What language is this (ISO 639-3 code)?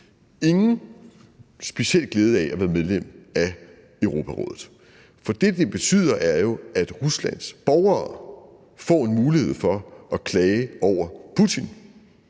dan